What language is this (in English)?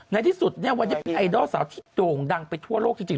Thai